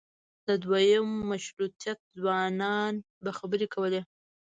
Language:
Pashto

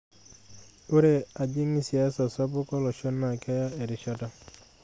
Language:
Masai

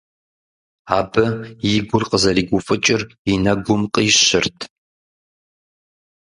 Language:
Kabardian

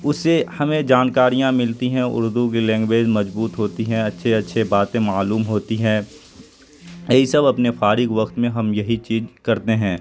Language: Urdu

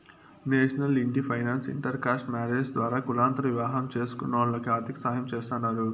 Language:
Telugu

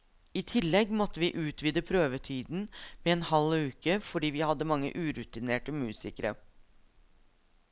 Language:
Norwegian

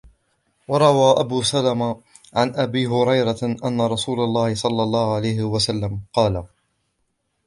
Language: Arabic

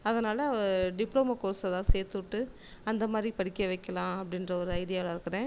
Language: Tamil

